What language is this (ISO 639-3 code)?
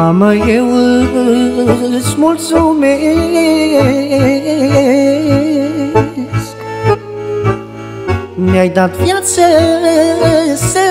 ron